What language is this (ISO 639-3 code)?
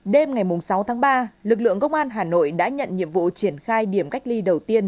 vie